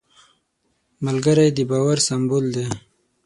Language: Pashto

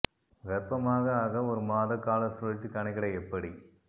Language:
Tamil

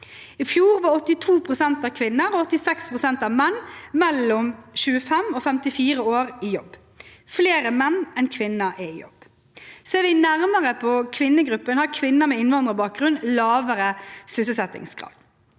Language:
Norwegian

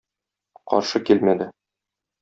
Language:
Tatar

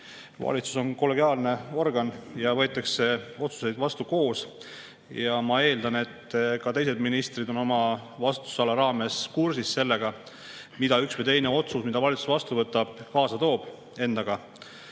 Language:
Estonian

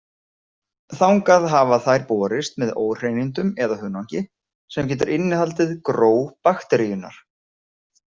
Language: Icelandic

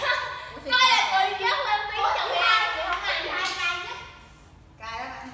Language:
Vietnamese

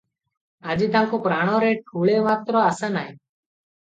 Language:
Odia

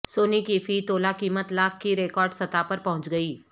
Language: Urdu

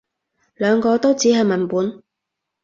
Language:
Cantonese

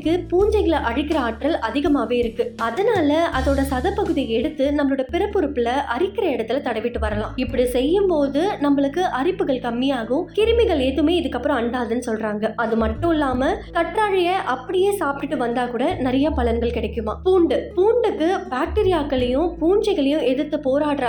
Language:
Tamil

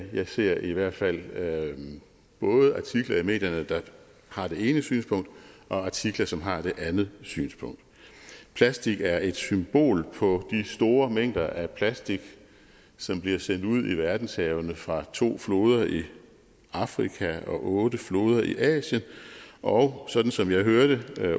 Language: Danish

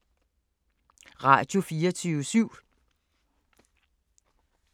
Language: Danish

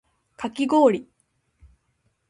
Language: Japanese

